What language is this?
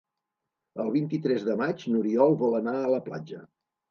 Catalan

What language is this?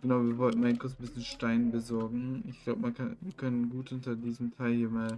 German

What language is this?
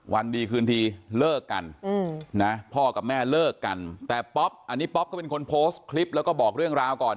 Thai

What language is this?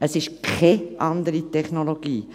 Swiss German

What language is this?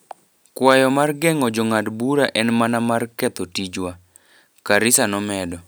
Luo (Kenya and Tanzania)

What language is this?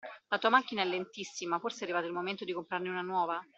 Italian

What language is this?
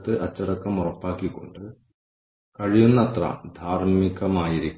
Malayalam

